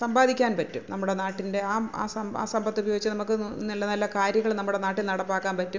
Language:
Malayalam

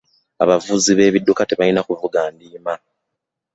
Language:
Ganda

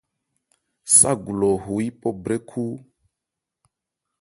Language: Ebrié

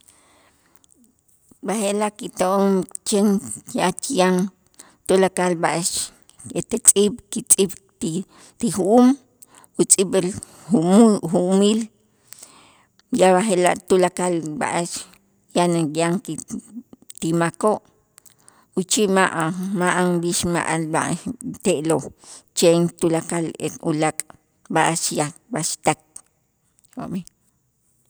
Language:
Itzá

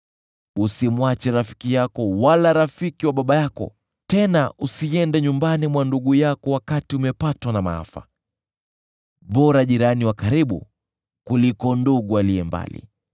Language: Swahili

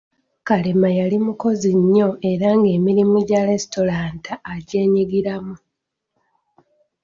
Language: Ganda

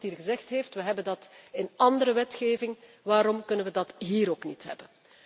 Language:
Dutch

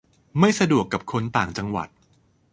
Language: Thai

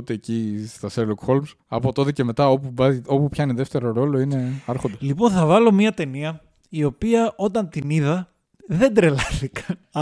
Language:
Greek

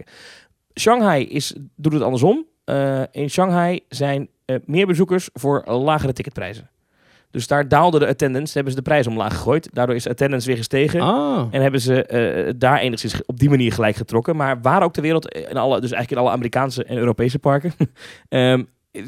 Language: Dutch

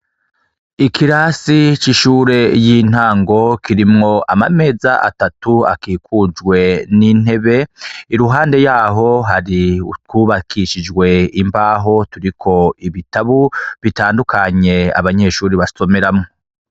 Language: Rundi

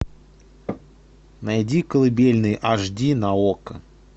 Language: Russian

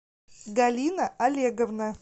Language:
Russian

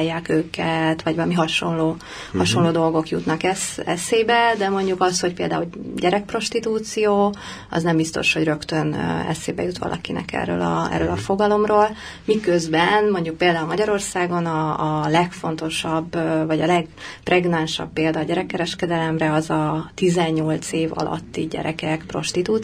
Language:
Hungarian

